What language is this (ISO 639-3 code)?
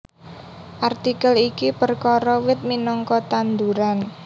jav